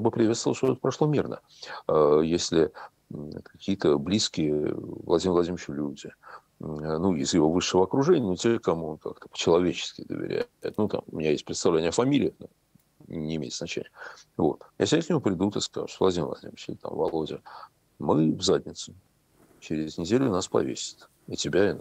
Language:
Russian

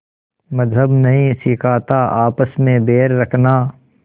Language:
Hindi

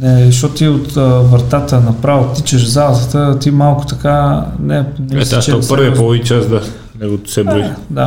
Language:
Bulgarian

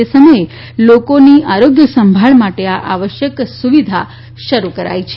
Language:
Gujarati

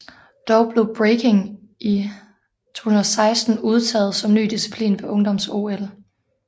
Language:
Danish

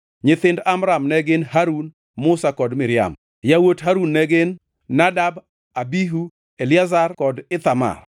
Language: Luo (Kenya and Tanzania)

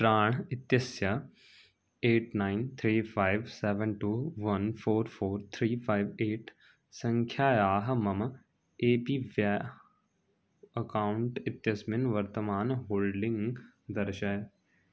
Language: Sanskrit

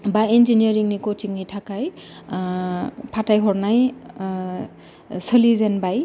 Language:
Bodo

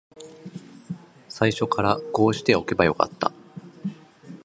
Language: Japanese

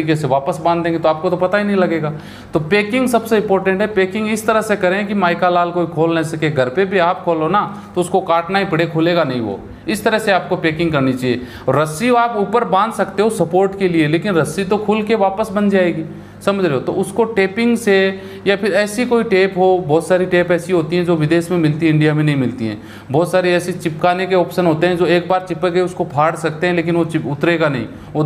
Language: Hindi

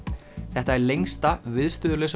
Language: Icelandic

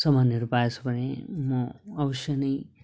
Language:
Nepali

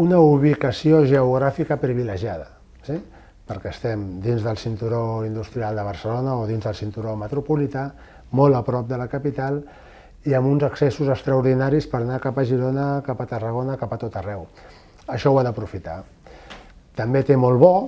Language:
Spanish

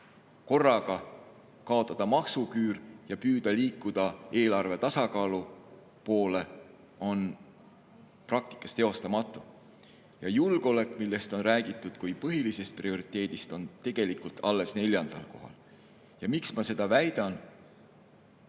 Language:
Estonian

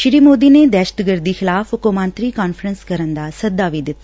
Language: Punjabi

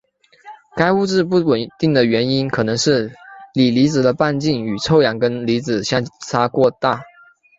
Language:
Chinese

